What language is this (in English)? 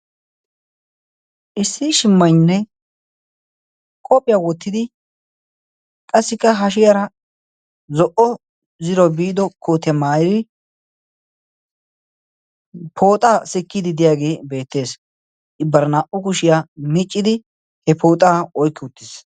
Wolaytta